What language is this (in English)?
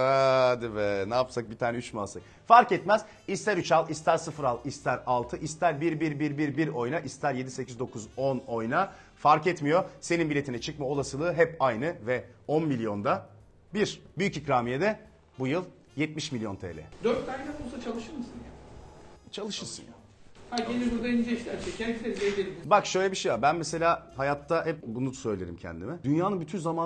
Turkish